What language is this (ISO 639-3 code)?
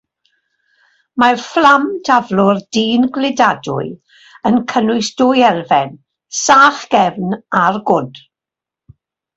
cym